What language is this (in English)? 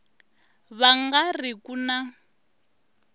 Tsonga